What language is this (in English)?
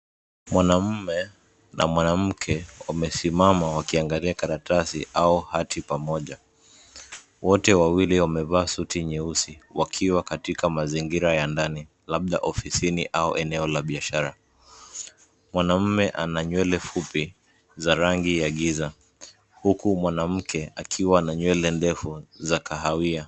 Swahili